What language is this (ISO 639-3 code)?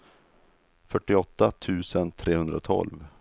swe